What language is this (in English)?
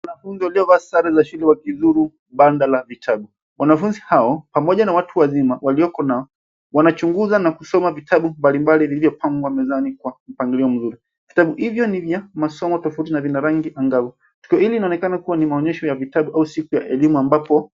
Swahili